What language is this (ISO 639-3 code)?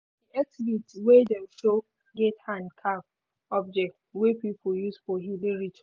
pcm